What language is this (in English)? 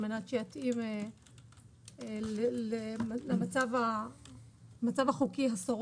Hebrew